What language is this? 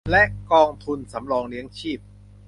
Thai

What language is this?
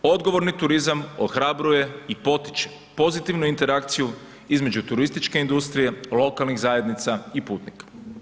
Croatian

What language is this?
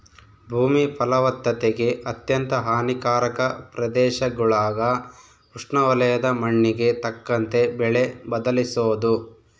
Kannada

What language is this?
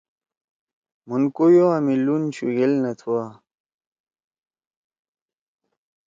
Torwali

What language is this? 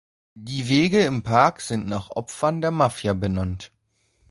German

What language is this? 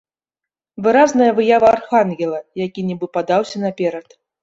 Belarusian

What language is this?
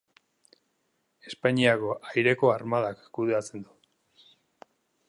Basque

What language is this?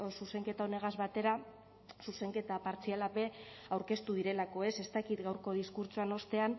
Basque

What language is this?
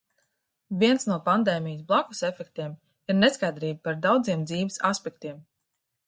Latvian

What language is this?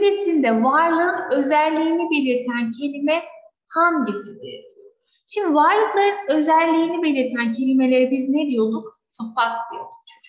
Turkish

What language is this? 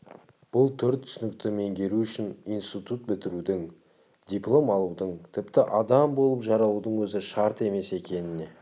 Kazakh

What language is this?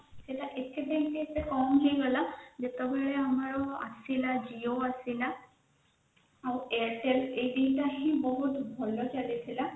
Odia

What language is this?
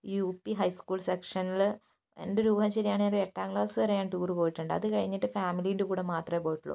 Malayalam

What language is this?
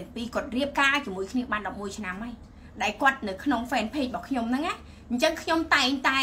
Vietnamese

